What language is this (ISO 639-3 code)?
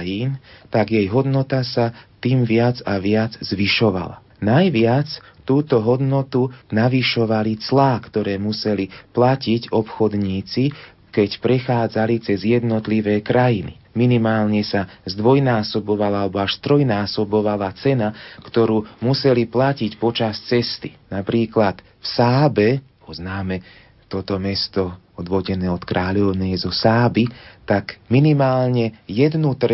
slk